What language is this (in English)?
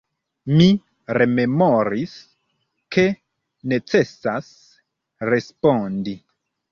Esperanto